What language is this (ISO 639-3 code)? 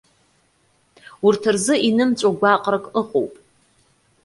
abk